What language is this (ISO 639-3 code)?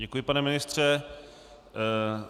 ces